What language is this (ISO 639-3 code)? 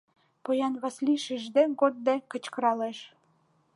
chm